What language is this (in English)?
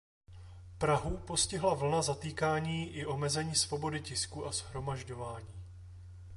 Czech